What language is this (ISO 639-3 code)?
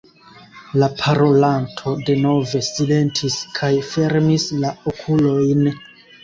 epo